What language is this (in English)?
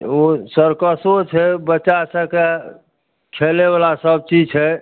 Maithili